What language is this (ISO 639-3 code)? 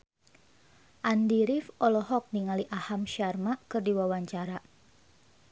sun